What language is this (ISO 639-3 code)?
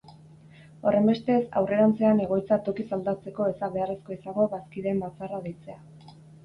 eus